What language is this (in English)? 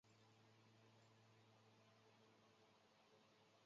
Chinese